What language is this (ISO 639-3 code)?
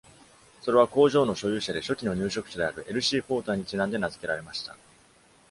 jpn